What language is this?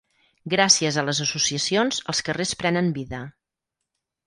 Catalan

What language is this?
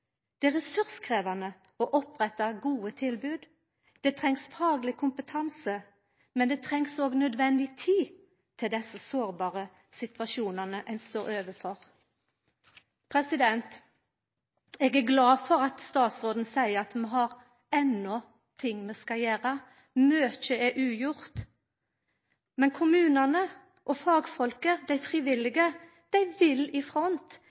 Norwegian Nynorsk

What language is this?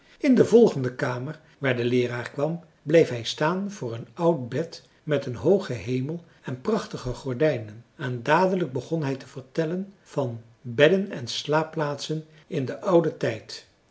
Dutch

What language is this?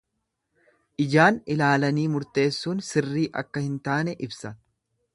Oromo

